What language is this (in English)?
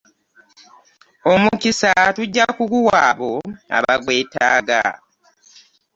Ganda